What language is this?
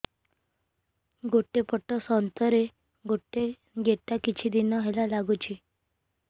Odia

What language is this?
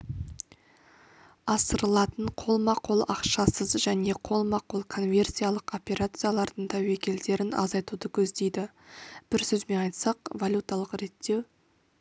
Kazakh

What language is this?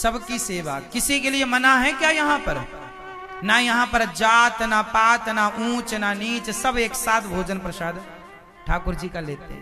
Hindi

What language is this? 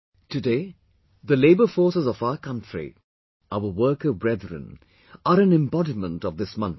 English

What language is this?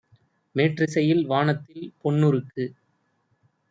Tamil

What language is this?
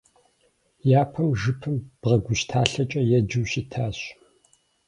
Kabardian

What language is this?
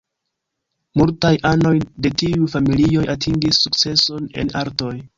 Esperanto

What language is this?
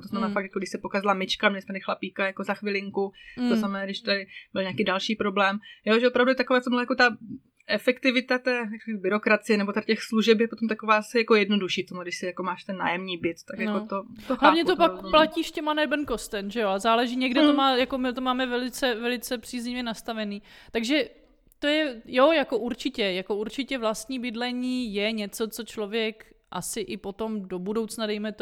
Czech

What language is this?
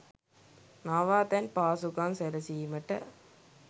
Sinhala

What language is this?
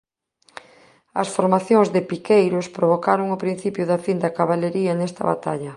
Galician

